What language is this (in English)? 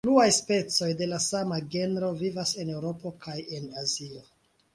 Esperanto